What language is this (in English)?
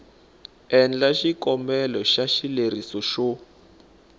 Tsonga